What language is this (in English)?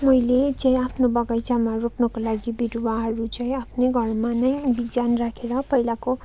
Nepali